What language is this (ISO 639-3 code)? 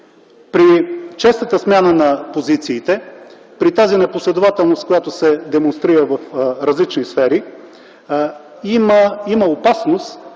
bul